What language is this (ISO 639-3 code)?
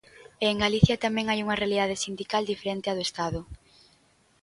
glg